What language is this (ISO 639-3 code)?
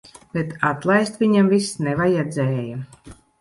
lav